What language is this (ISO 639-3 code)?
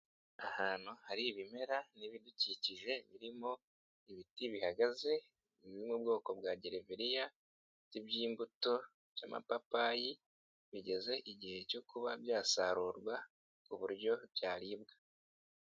kin